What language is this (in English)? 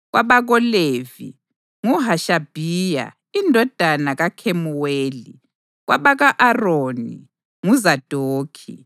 North Ndebele